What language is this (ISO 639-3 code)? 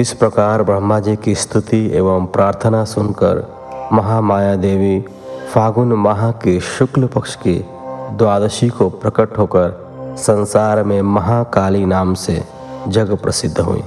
hin